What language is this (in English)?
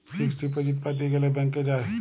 Bangla